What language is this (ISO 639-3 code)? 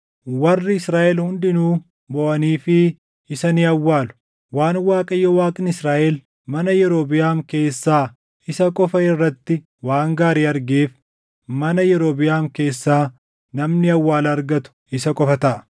orm